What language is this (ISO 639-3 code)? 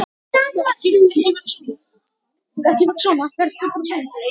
isl